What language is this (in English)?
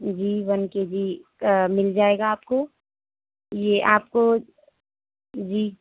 Urdu